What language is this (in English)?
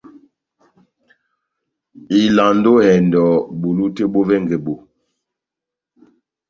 Batanga